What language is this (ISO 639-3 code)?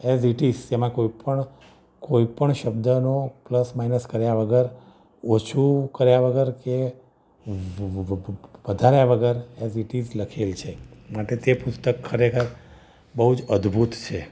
guj